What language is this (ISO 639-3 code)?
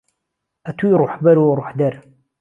ckb